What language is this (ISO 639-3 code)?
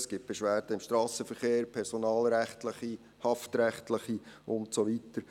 gsw